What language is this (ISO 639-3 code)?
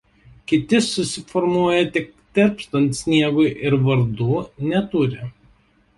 lit